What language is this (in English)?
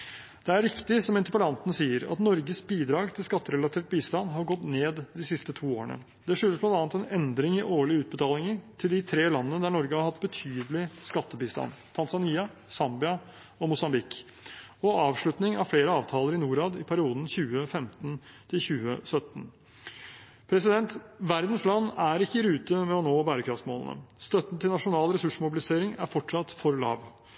Norwegian Bokmål